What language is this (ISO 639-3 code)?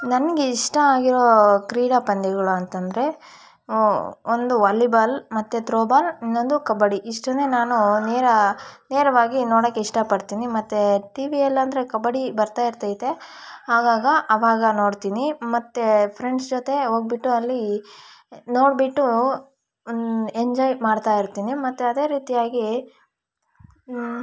kan